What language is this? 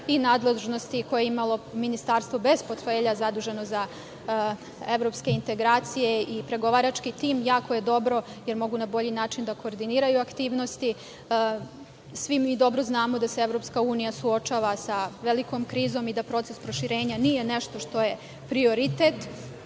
Serbian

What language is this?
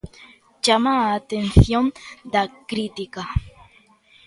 Galician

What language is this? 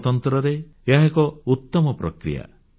Odia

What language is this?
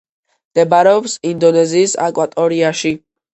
Georgian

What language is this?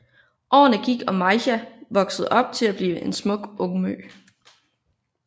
Danish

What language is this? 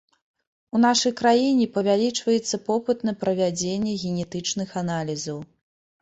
Belarusian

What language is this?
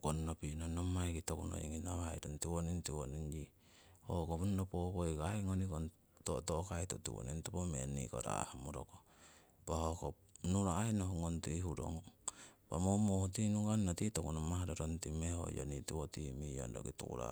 Siwai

